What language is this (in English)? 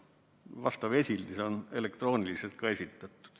Estonian